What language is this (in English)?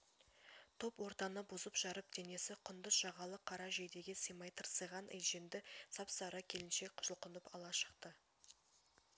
Kazakh